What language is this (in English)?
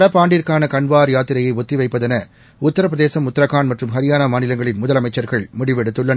Tamil